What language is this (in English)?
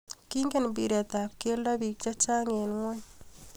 Kalenjin